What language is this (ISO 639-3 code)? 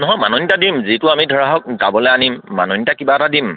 asm